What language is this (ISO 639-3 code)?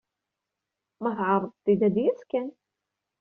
kab